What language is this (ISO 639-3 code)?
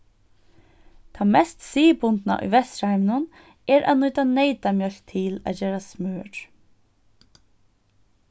fao